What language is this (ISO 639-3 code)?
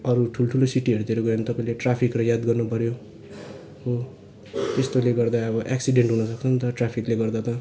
nep